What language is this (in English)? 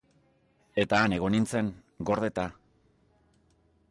Basque